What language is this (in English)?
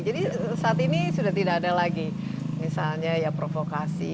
Indonesian